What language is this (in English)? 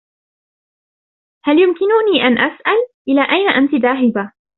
Arabic